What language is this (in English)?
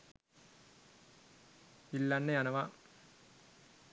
Sinhala